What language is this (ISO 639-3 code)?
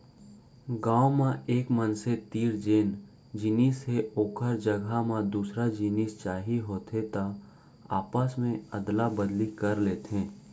hne